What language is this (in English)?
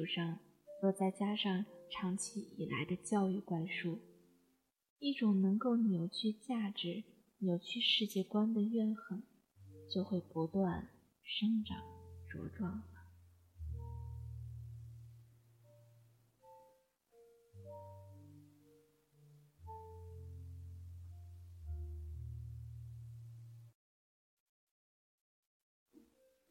Chinese